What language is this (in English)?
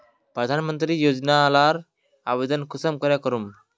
Magahi